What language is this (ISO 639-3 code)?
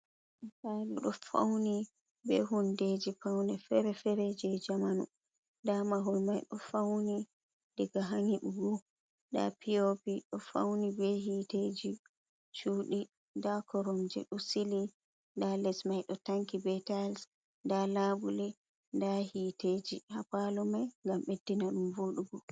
ful